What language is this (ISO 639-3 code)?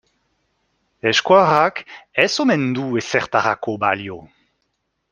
eus